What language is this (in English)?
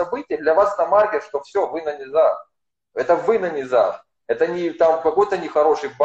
Russian